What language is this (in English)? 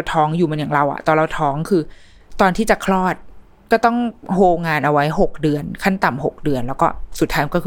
Thai